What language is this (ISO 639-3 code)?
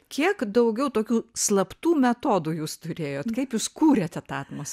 lit